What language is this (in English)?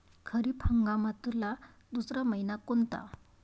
Marathi